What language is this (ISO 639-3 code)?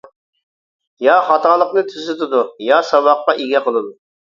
uig